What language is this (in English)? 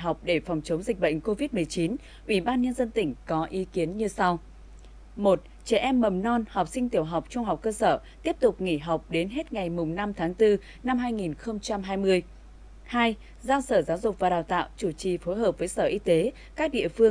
Vietnamese